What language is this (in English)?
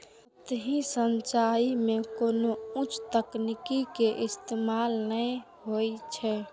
Maithili